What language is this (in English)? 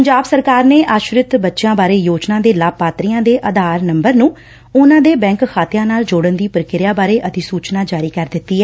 Punjabi